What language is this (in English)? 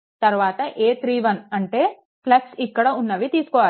Telugu